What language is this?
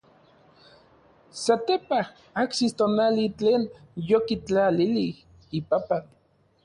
Orizaba Nahuatl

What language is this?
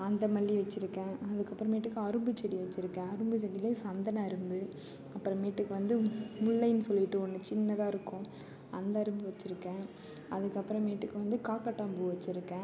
Tamil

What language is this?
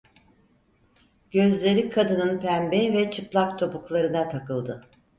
Turkish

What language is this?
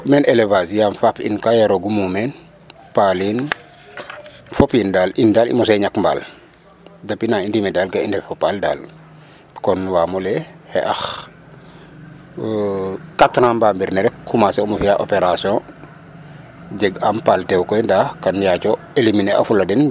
Serer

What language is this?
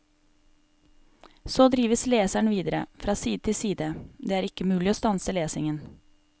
Norwegian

